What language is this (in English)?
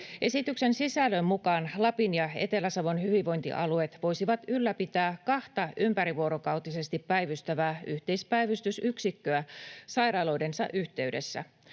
Finnish